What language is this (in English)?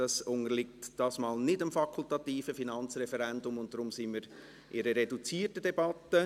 Swiss German